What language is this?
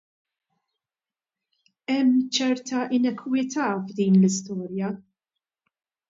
Maltese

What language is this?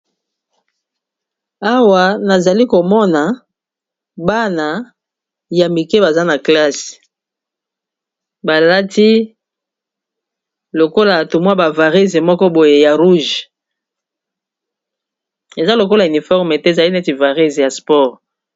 Lingala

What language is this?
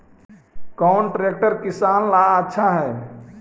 Magahi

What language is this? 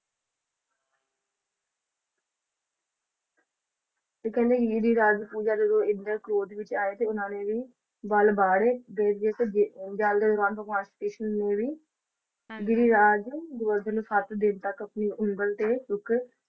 Punjabi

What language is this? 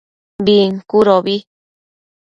Matsés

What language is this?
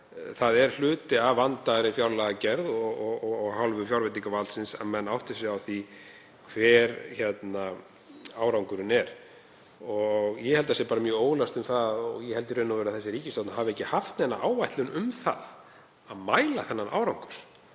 Icelandic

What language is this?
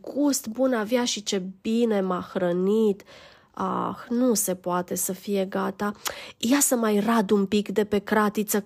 Romanian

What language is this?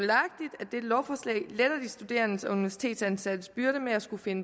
Danish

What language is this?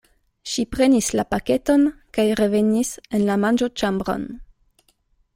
Esperanto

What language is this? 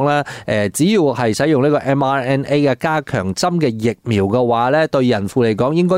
Chinese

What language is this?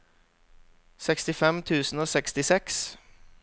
Norwegian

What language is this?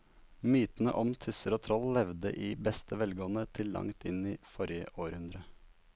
Norwegian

